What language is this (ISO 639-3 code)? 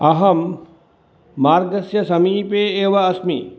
san